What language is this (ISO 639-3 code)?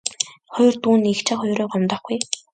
mon